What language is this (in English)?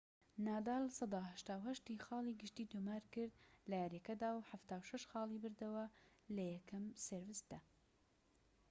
Central Kurdish